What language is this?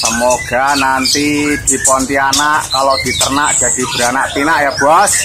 Indonesian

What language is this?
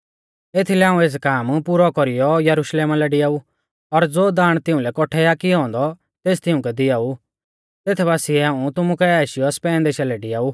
Mahasu Pahari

